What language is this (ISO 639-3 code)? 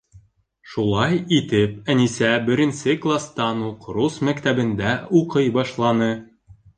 bak